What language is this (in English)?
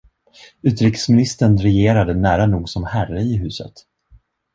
Swedish